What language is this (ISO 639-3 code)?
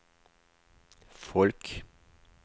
nor